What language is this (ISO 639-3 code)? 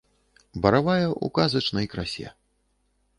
bel